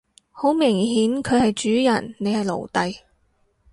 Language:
Cantonese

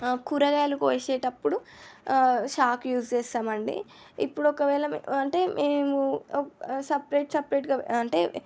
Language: Telugu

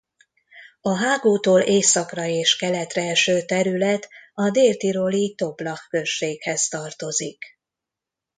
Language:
Hungarian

